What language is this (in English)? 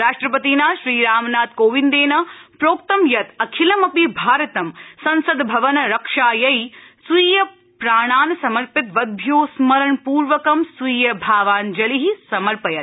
Sanskrit